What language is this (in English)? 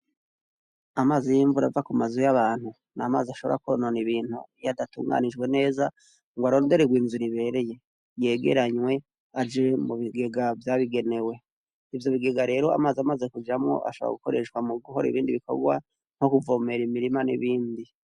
Rundi